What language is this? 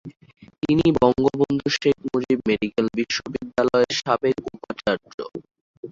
Bangla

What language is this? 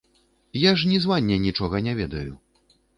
Belarusian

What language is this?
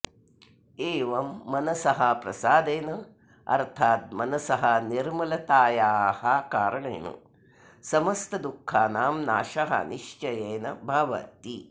Sanskrit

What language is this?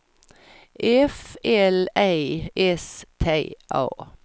Swedish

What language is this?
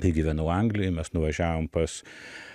Lithuanian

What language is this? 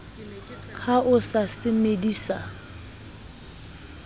Southern Sotho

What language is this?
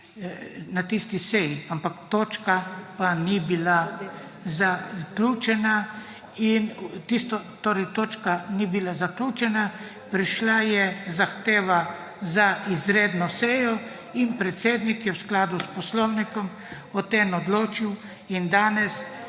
Slovenian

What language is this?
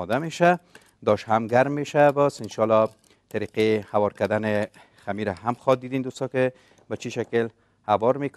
Persian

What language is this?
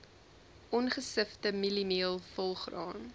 Afrikaans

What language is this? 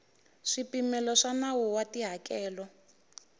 Tsonga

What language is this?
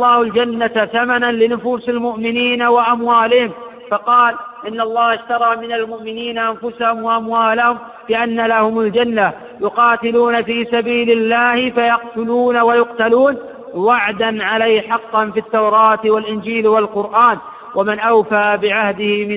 Arabic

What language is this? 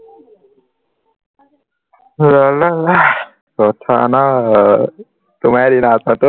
Assamese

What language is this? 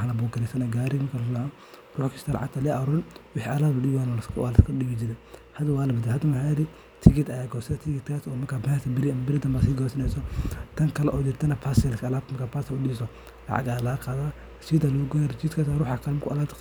Somali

